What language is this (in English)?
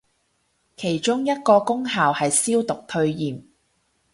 Cantonese